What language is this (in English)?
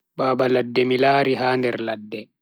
Bagirmi Fulfulde